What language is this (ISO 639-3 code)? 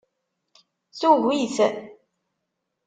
kab